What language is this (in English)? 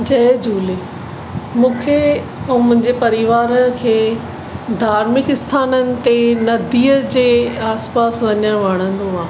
Sindhi